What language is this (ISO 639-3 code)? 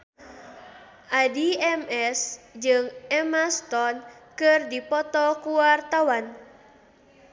sun